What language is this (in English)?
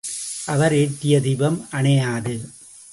Tamil